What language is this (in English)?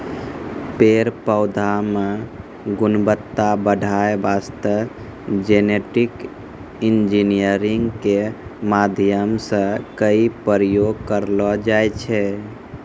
Maithili